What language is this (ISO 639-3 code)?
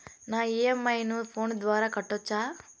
tel